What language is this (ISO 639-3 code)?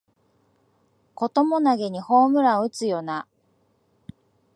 jpn